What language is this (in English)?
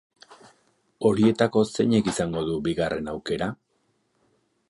Basque